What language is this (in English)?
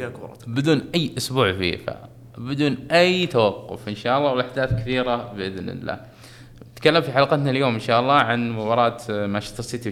Arabic